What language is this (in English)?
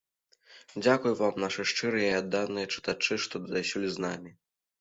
Belarusian